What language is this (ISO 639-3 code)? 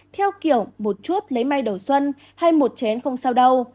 vie